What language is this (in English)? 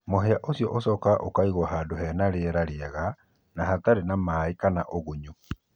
Kikuyu